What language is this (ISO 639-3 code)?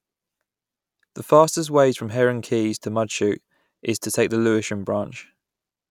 eng